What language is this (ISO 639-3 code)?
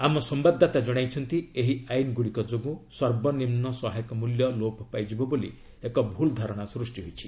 ori